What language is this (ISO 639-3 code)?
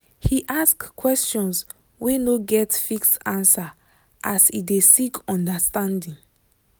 pcm